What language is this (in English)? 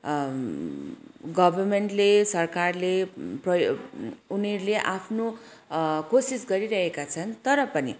Nepali